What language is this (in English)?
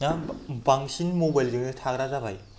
Bodo